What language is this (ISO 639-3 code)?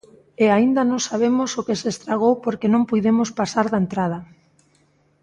glg